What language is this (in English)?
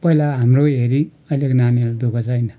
Nepali